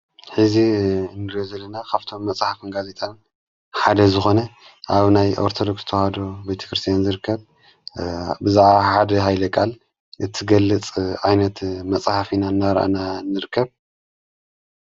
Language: Tigrinya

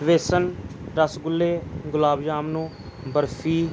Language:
Punjabi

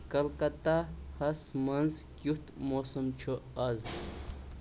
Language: Kashmiri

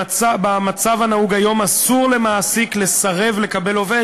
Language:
Hebrew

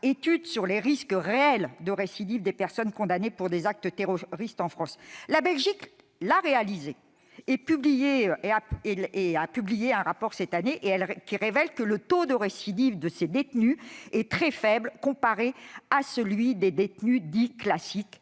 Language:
French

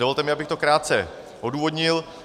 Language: Czech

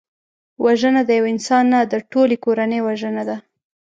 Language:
Pashto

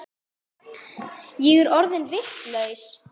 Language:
Icelandic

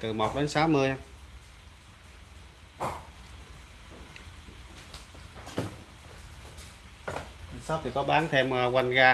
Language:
Vietnamese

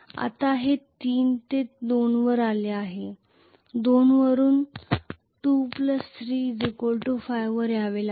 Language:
Marathi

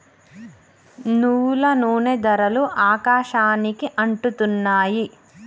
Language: Telugu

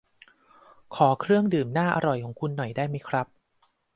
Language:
Thai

